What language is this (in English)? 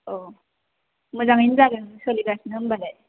Bodo